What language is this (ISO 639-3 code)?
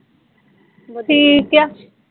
pan